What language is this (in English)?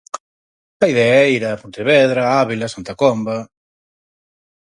Galician